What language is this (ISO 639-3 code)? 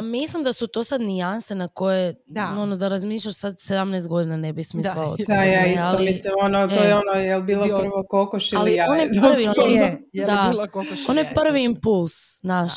hrv